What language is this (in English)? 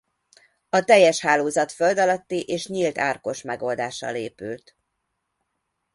Hungarian